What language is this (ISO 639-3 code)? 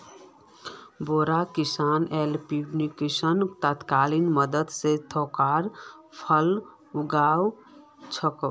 mag